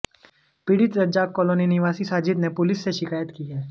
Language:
Hindi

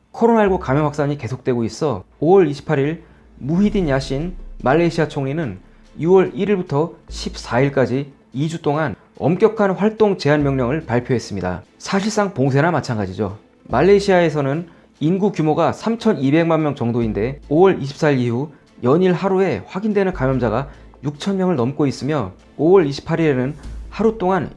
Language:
Korean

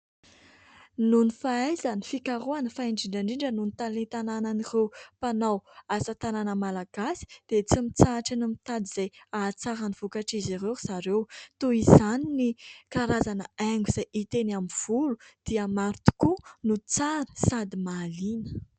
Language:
Malagasy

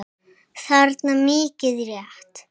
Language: Icelandic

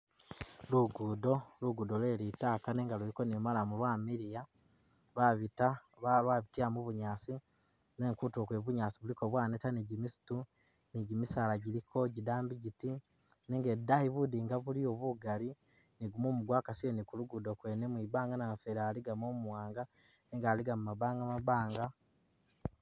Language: Masaaba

